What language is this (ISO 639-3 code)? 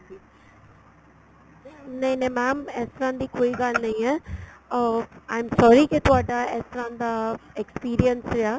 pan